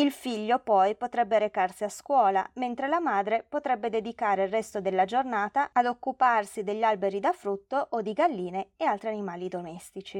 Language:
Italian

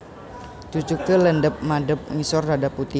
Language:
Javanese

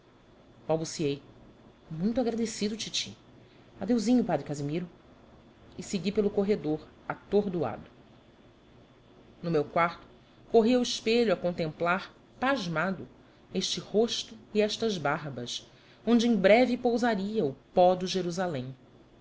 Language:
Portuguese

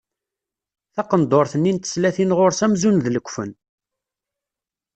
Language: Kabyle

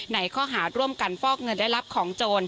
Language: Thai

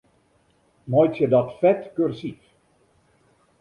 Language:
Western Frisian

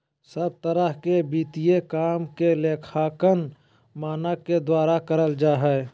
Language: Magahi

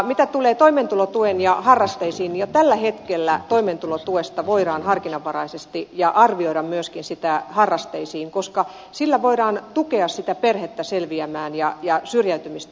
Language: Finnish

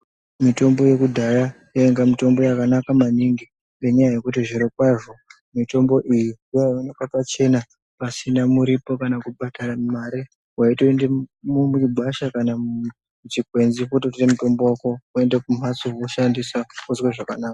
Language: Ndau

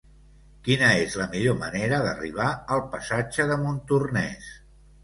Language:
Catalan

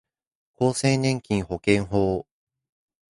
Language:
Japanese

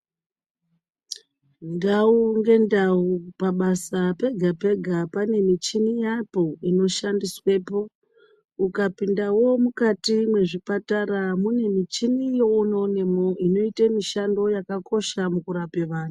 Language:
Ndau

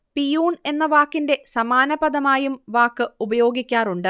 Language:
Malayalam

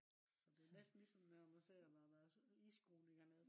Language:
Danish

